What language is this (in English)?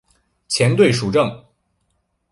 Chinese